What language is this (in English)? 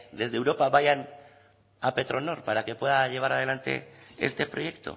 Spanish